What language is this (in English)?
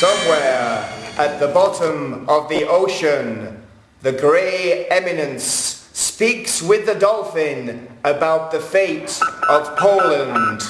English